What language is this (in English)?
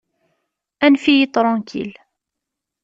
Kabyle